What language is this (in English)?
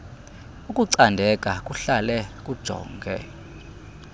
Xhosa